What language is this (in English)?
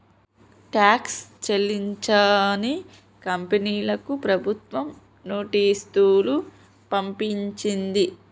Telugu